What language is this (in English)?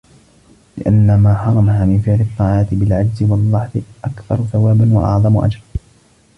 Arabic